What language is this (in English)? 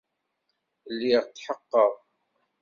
Kabyle